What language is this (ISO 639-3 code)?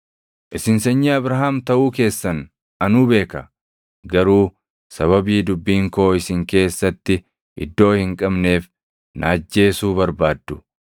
orm